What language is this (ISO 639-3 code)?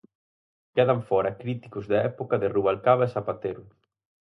glg